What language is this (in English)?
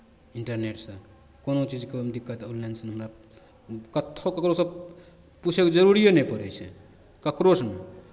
Maithili